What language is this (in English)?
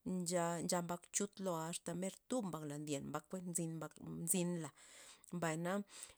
Loxicha Zapotec